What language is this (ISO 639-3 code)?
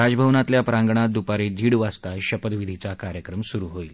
mar